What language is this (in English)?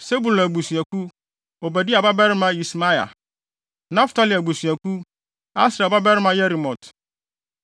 Akan